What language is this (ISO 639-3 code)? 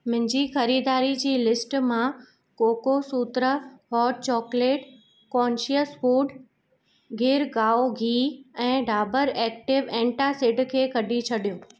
snd